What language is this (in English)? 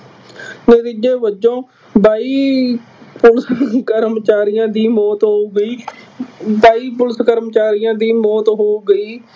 Punjabi